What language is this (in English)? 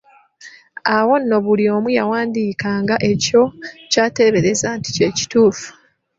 Ganda